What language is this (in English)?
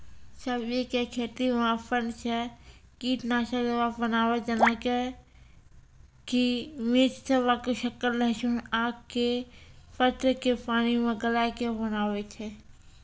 Maithili